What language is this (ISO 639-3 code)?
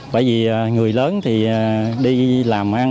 vie